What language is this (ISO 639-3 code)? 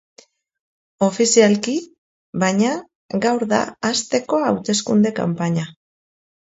eus